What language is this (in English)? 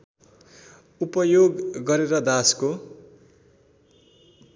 Nepali